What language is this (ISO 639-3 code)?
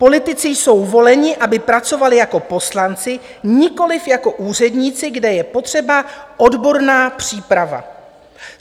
ces